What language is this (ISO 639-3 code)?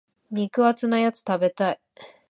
jpn